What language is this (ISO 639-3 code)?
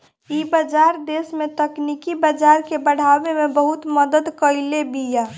bho